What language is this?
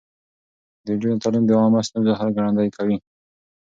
Pashto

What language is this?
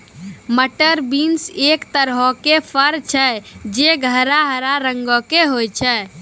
Maithili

